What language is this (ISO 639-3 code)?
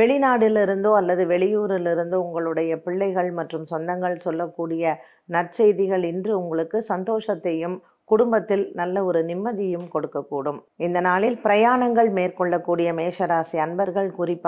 tam